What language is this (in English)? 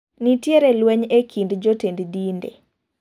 Luo (Kenya and Tanzania)